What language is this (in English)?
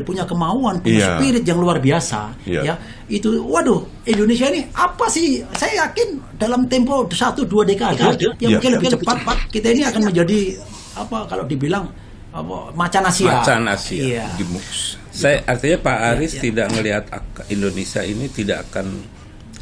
Indonesian